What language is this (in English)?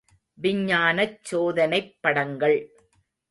Tamil